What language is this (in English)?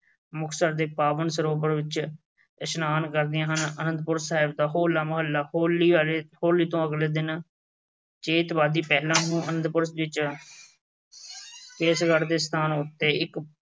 Punjabi